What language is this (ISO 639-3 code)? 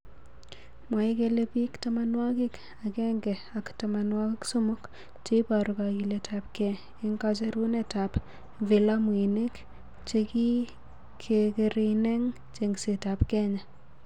kln